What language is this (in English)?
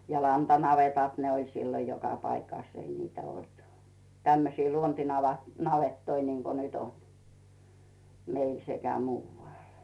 Finnish